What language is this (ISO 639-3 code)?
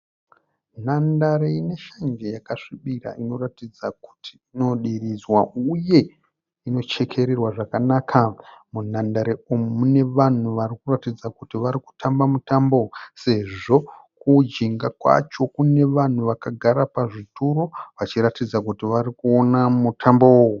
sna